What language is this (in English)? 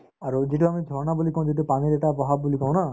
Assamese